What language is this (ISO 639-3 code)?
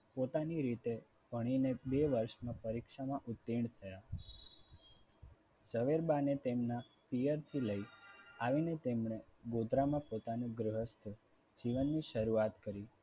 guj